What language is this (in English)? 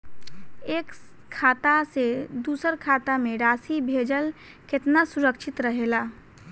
Bhojpuri